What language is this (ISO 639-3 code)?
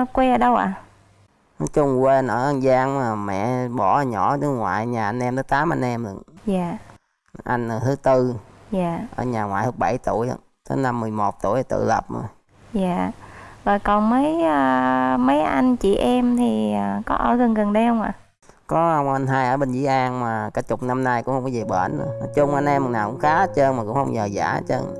vie